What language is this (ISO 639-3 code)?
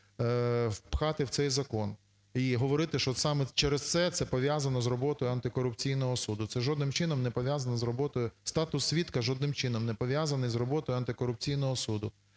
ukr